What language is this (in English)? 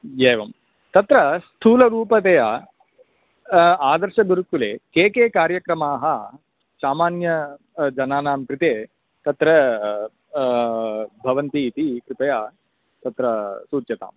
Sanskrit